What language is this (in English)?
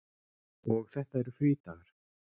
Icelandic